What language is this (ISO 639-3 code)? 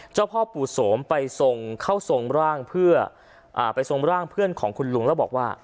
tha